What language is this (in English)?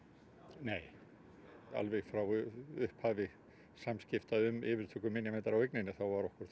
Icelandic